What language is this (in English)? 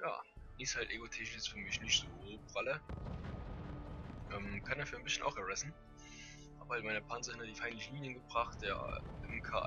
German